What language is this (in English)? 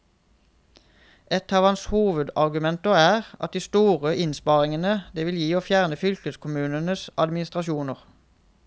Norwegian